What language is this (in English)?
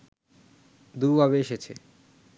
Bangla